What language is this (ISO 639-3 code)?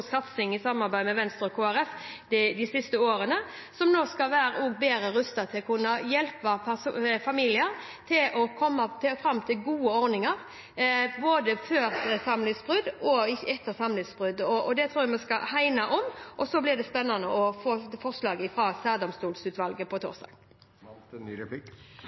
nob